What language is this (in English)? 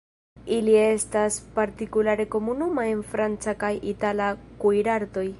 Esperanto